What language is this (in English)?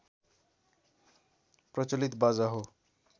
Nepali